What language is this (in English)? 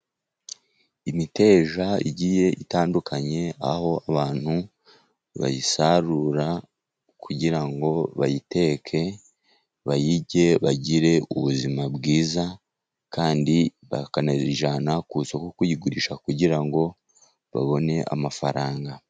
Kinyarwanda